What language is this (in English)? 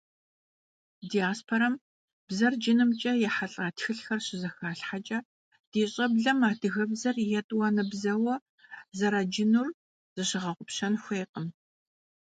Kabardian